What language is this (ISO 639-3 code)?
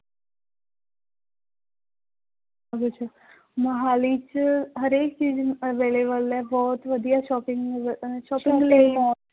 pan